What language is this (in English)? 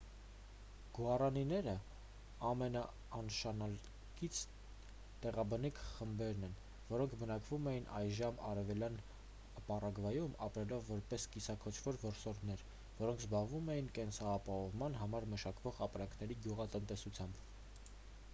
Armenian